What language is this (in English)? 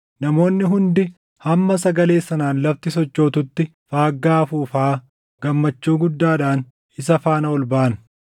Oromo